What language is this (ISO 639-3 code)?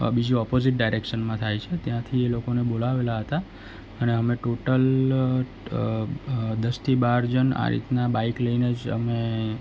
guj